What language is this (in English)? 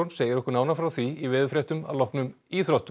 Icelandic